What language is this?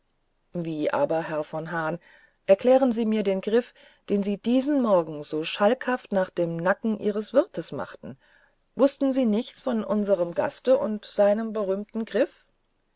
German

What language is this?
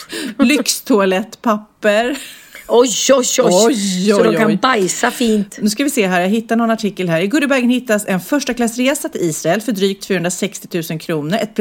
Swedish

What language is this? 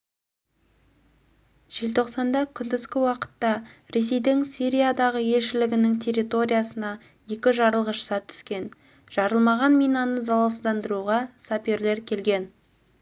Kazakh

